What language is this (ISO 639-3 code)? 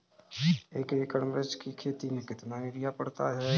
hin